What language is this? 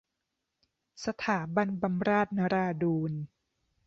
Thai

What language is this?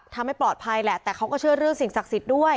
Thai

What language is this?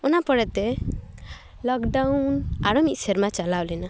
Santali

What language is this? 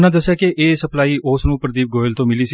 Punjabi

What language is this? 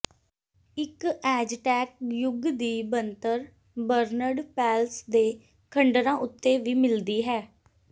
Punjabi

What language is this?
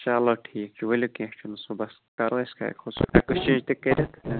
Kashmiri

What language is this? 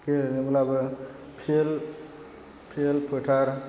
Bodo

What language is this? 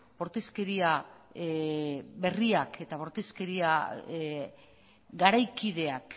Basque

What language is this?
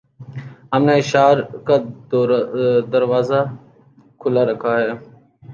Urdu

